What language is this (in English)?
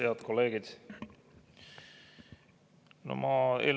Estonian